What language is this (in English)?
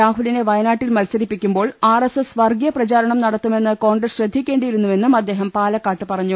Malayalam